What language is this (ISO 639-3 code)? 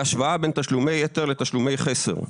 heb